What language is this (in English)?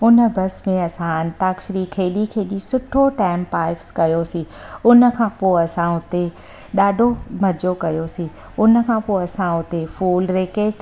Sindhi